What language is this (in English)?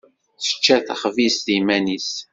Kabyle